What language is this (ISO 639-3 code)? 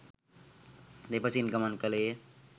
sin